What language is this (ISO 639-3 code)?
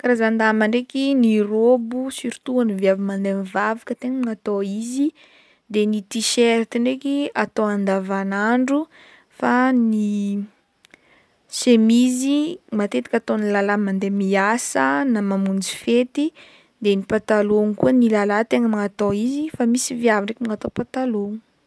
bmm